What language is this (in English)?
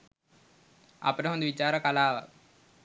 Sinhala